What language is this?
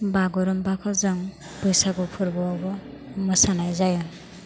Bodo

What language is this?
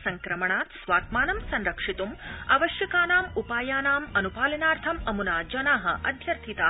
Sanskrit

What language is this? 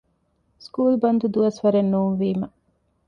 Divehi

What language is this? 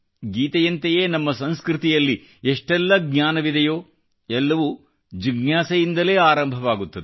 Kannada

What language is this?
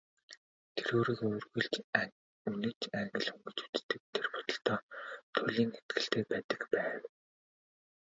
Mongolian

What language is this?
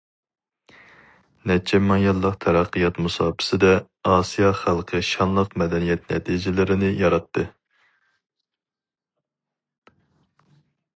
Uyghur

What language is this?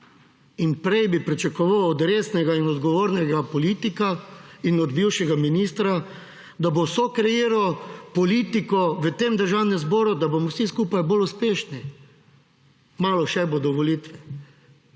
Slovenian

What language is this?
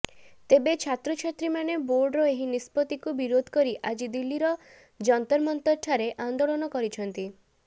Odia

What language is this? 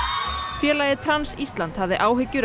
Icelandic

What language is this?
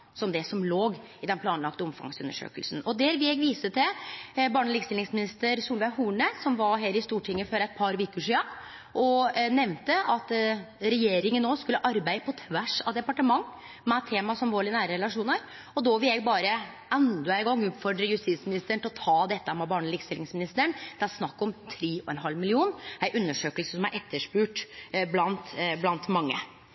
Norwegian Nynorsk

